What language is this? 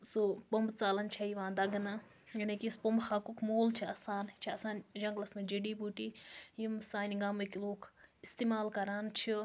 Kashmiri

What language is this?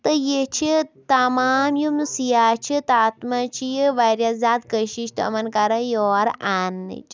Kashmiri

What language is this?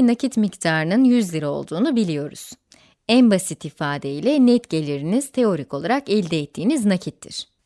Turkish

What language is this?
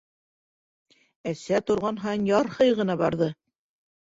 Bashkir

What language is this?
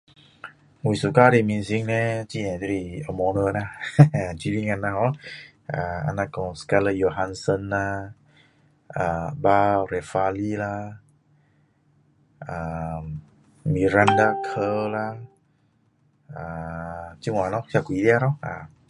Min Dong Chinese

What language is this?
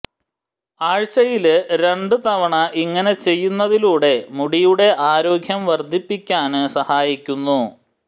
Malayalam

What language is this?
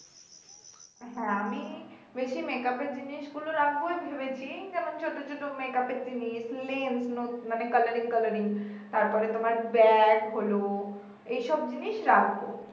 Bangla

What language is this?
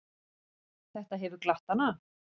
Icelandic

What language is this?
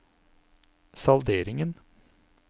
Norwegian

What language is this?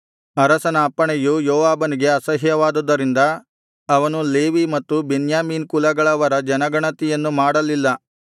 Kannada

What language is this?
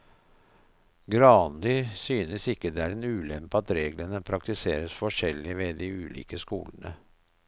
Norwegian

